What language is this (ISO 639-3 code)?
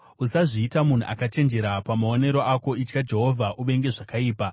sna